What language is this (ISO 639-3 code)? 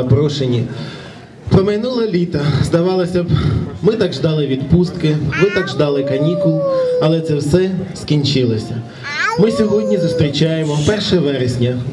rus